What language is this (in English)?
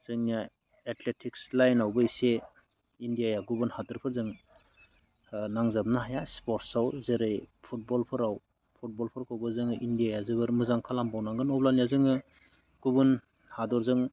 Bodo